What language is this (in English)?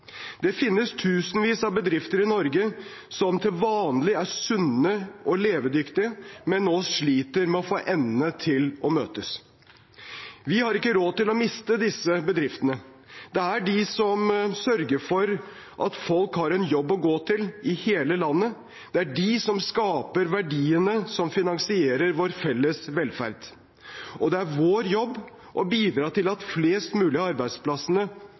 Norwegian Bokmål